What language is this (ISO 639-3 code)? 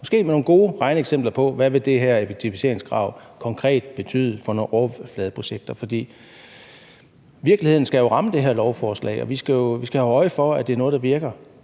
dan